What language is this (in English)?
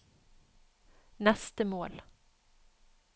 Norwegian